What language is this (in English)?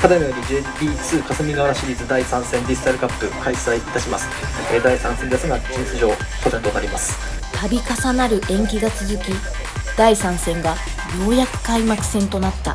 Japanese